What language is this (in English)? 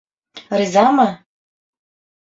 Bashkir